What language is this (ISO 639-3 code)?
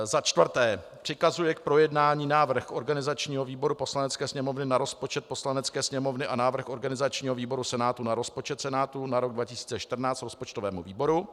ces